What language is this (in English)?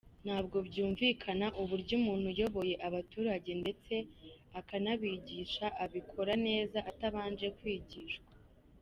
Kinyarwanda